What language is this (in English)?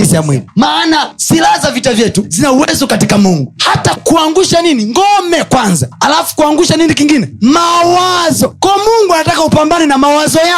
Swahili